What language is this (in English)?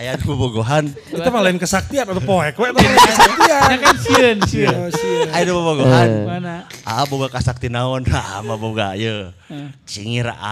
Indonesian